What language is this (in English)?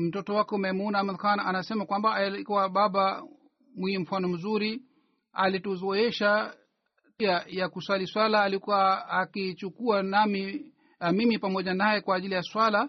Swahili